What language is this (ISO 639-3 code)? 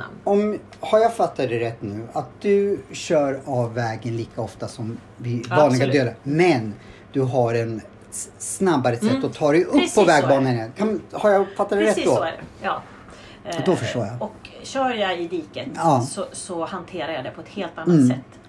swe